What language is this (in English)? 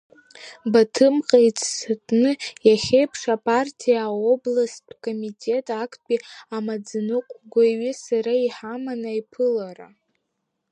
Abkhazian